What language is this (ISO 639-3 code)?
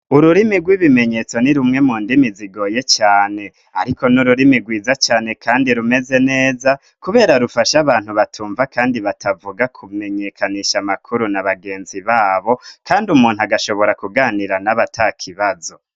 run